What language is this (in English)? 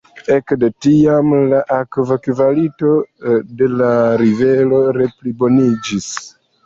Esperanto